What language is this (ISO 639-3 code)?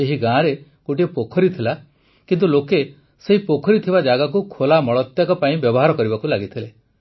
ori